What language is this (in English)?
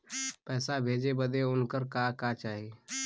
Bhojpuri